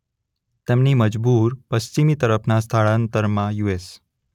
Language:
Gujarati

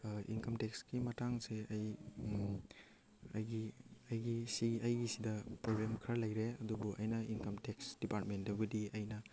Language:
Manipuri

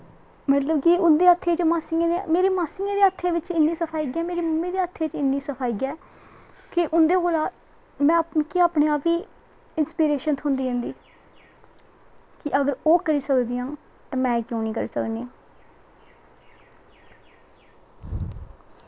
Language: Dogri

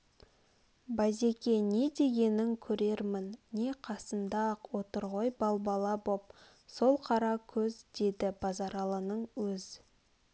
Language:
Kazakh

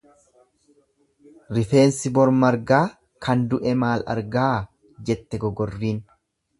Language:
Oromo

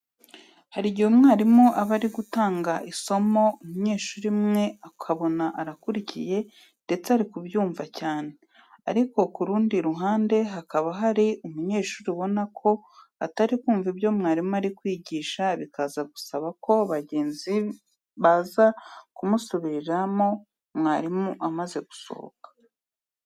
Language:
Kinyarwanda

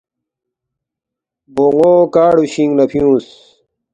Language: Balti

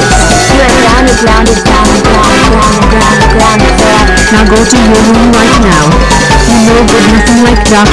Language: English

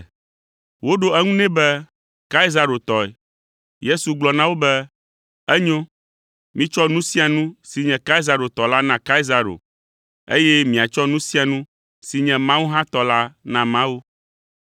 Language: Ewe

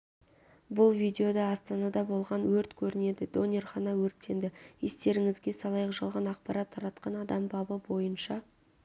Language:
Kazakh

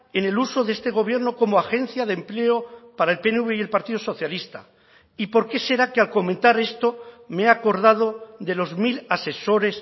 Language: Spanish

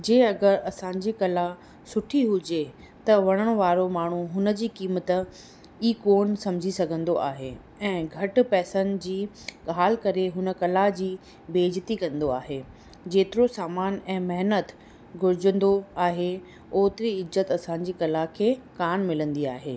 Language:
Sindhi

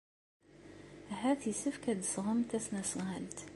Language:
Kabyle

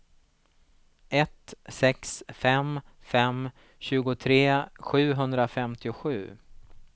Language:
Swedish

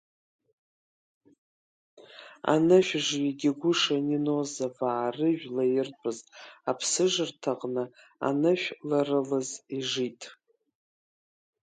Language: Abkhazian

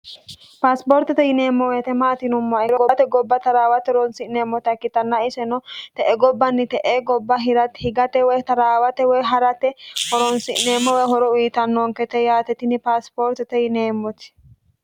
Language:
Sidamo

